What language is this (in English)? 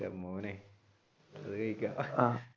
Malayalam